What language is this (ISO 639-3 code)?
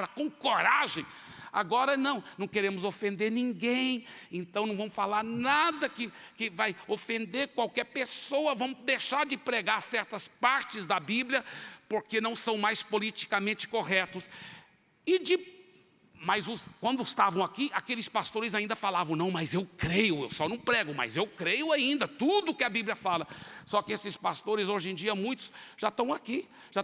por